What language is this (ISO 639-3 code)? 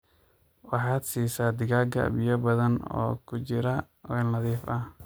som